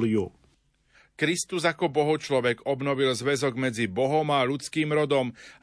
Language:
Slovak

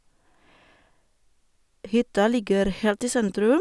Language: Norwegian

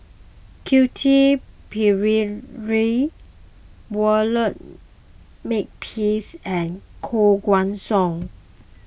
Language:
English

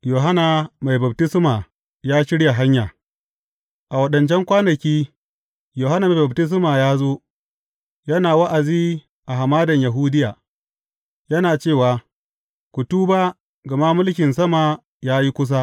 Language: Hausa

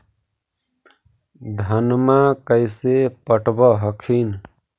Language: Magahi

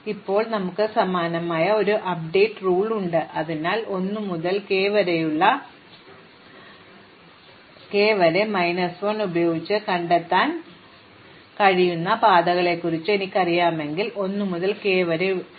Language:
Malayalam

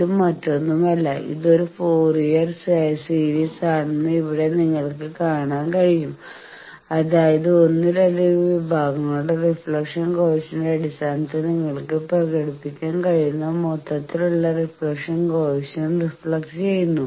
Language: Malayalam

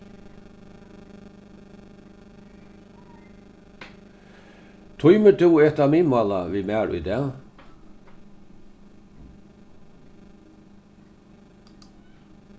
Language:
Faroese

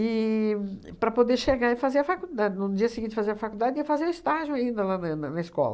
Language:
Portuguese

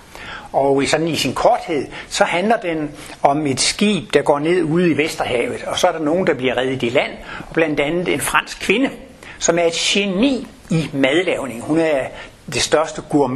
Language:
Danish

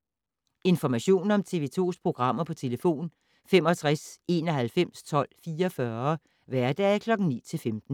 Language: Danish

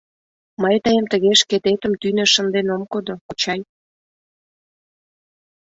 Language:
Mari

